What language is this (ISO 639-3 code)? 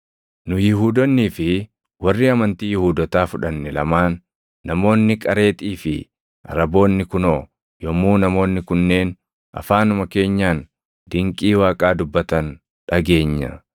orm